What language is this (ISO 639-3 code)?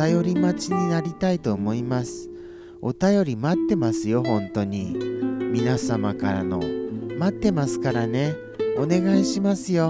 jpn